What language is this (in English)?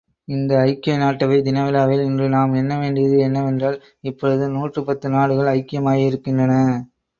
Tamil